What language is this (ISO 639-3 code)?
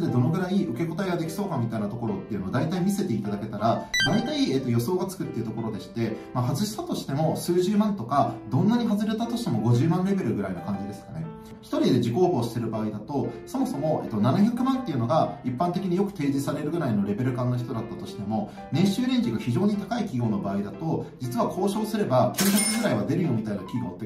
jpn